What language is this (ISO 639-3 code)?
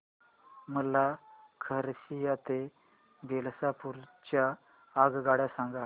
mar